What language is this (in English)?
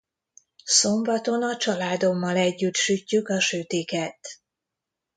Hungarian